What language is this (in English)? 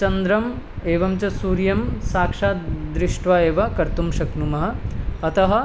Sanskrit